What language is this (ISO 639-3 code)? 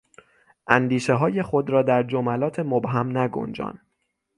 fas